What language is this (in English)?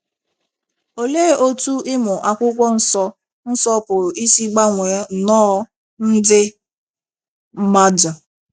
Igbo